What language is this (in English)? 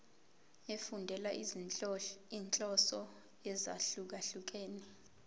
Zulu